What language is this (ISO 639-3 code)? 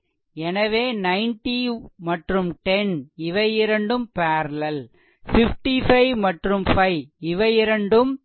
tam